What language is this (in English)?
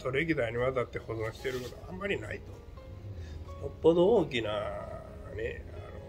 Japanese